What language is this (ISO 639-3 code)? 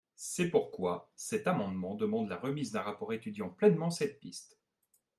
fra